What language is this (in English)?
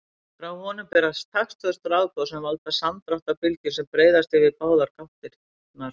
Icelandic